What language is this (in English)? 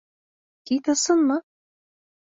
Bashkir